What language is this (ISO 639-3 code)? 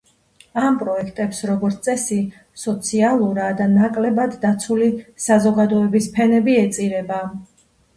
kat